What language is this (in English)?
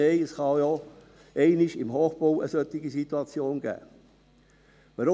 Swiss German